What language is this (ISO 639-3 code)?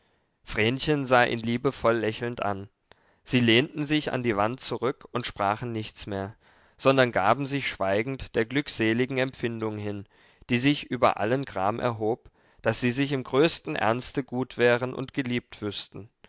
deu